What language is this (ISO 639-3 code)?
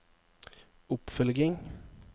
nor